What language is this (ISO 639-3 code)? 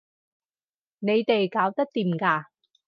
yue